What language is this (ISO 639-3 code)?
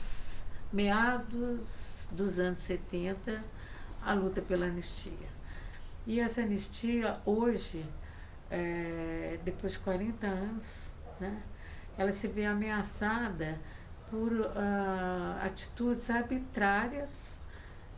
por